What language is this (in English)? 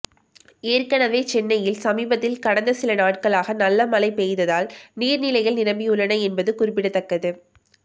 Tamil